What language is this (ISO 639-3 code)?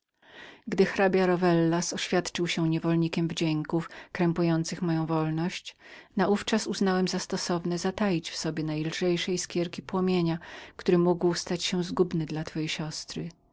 pol